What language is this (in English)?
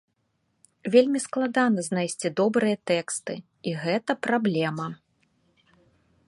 Belarusian